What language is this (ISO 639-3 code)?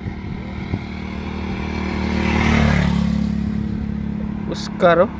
fil